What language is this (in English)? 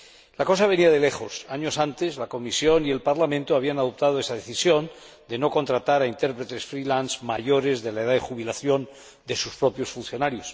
Spanish